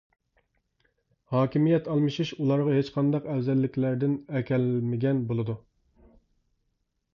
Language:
Uyghur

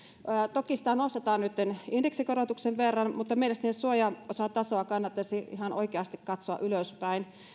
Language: Finnish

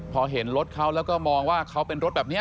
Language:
Thai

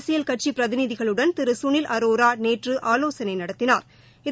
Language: Tamil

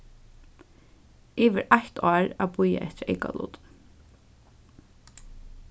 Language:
Faroese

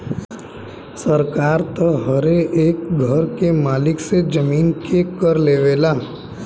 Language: Bhojpuri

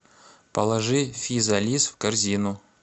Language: Russian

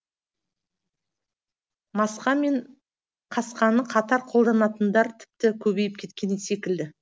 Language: Kazakh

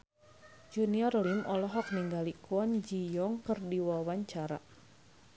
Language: Sundanese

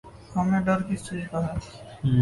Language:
Urdu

